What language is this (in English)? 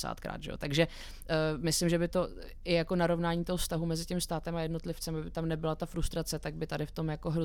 Czech